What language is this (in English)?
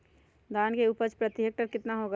Magahi